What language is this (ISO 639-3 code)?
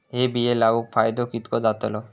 mar